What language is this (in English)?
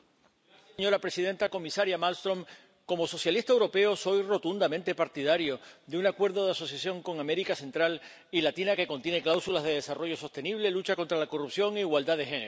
Spanish